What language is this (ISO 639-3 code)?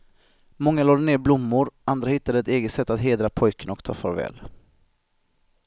swe